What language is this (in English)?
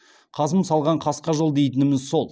Kazakh